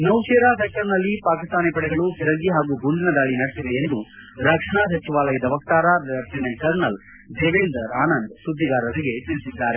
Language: Kannada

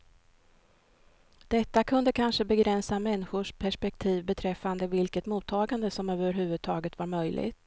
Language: Swedish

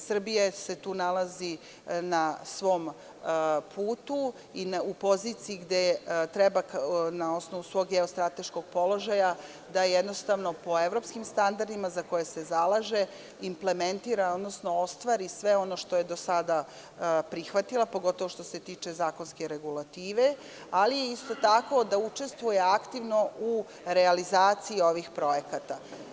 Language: Serbian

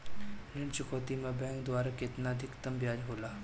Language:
Bhojpuri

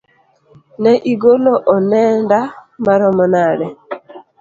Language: Luo (Kenya and Tanzania)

